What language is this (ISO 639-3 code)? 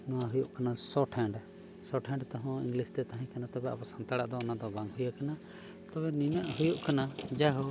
sat